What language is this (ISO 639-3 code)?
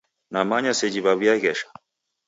dav